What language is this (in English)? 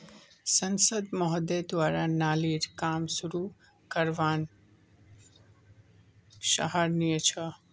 Magahi